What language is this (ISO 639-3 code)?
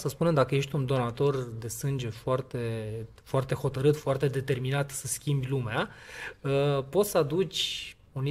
ron